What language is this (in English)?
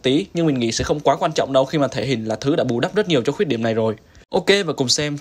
Vietnamese